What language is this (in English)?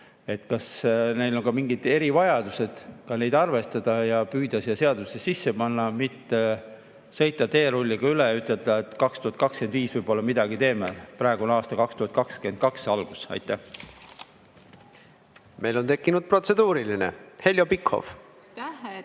Estonian